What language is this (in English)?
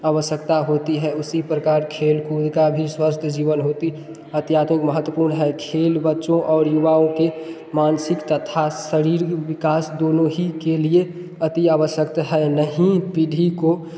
Hindi